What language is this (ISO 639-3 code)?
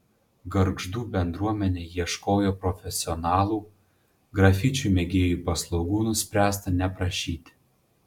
lit